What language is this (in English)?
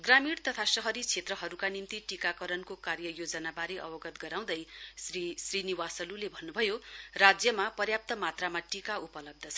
Nepali